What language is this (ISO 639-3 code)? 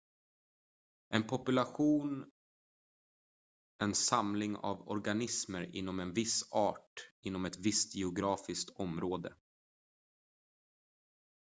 swe